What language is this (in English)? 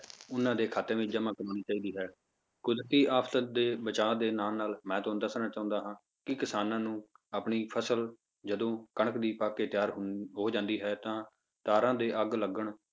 Punjabi